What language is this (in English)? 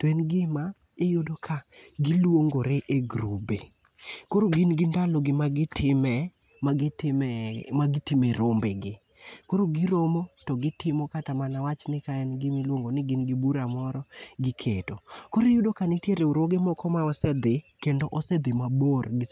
Luo (Kenya and Tanzania)